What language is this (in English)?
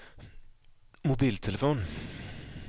Swedish